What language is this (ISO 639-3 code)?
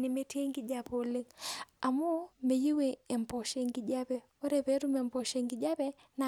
mas